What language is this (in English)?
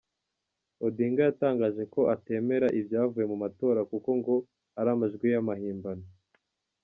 Kinyarwanda